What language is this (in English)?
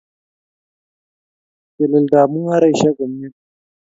Kalenjin